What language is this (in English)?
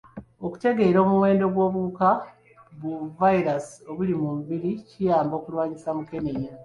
Ganda